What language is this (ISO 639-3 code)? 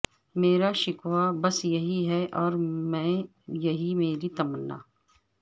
urd